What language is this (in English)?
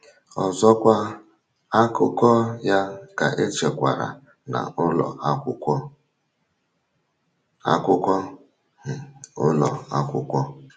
Igbo